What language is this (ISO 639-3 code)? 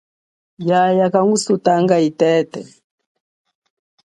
cjk